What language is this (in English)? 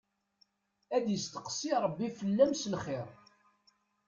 Kabyle